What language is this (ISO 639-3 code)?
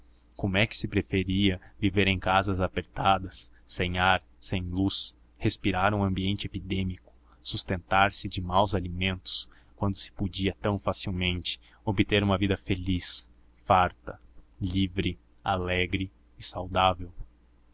por